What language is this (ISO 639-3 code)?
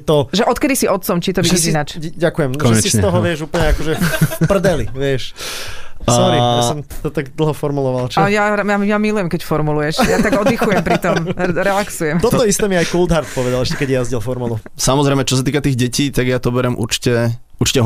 slk